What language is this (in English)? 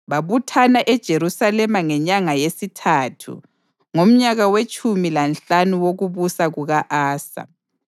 North Ndebele